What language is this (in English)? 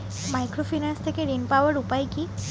Bangla